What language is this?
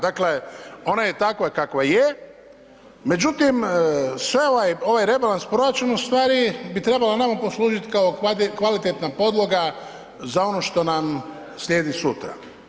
Croatian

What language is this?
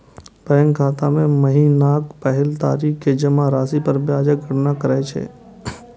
Maithili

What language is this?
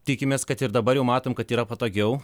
Lithuanian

